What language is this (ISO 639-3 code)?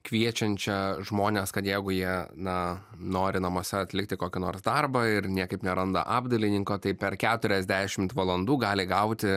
lit